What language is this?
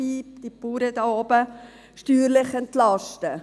Swiss German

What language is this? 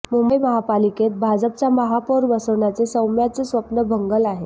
Marathi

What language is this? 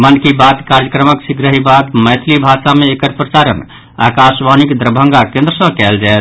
Maithili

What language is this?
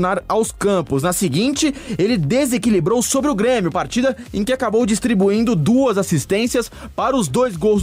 Portuguese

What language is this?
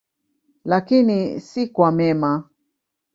Swahili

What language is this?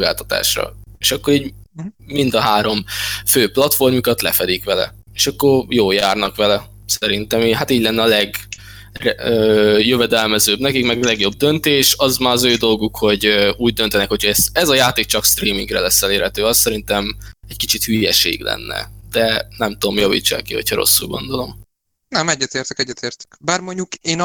Hungarian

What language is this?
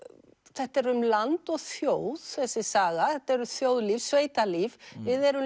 Icelandic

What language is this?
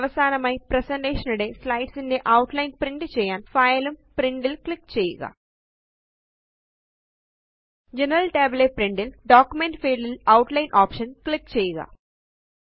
Malayalam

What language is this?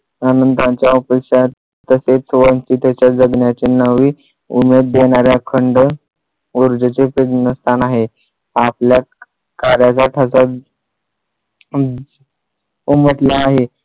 Marathi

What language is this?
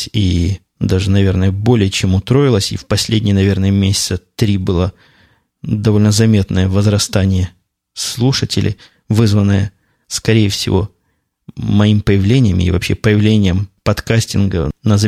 Russian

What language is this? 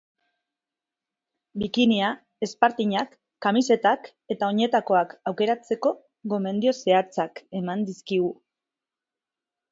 Basque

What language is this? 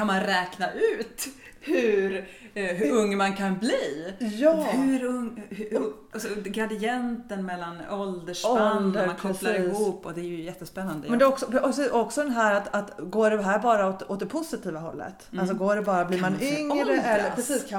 Swedish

